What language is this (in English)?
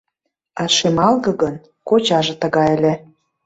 Mari